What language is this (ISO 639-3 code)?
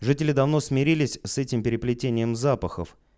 rus